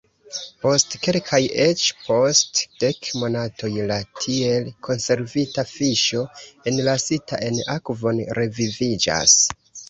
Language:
Esperanto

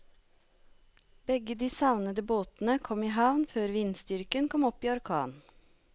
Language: Norwegian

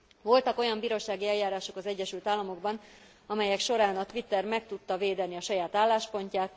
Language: Hungarian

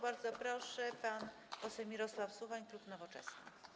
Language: Polish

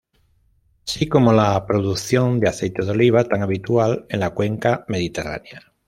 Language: Spanish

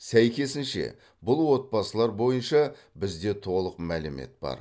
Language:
Kazakh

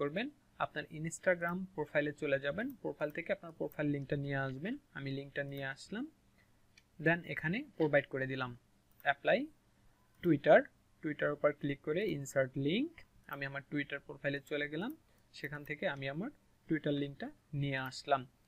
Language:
Hindi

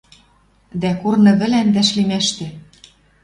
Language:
Western Mari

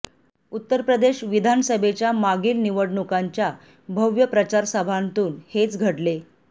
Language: Marathi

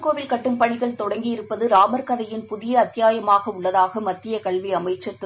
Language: Tamil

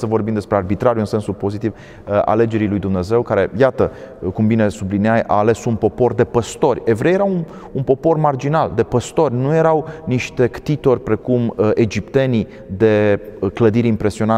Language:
Romanian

